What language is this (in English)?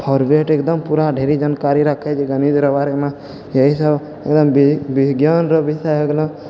Maithili